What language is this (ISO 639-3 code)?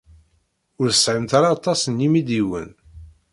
kab